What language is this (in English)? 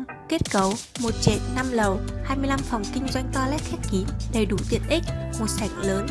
Vietnamese